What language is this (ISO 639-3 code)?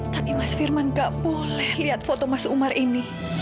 ind